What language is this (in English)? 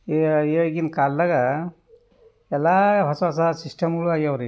Kannada